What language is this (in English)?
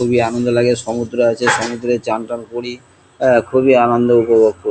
Bangla